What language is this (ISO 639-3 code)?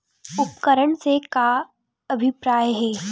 hne